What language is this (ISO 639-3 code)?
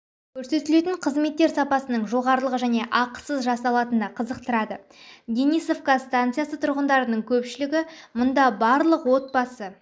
kaz